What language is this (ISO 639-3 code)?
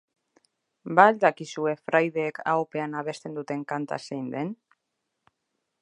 eus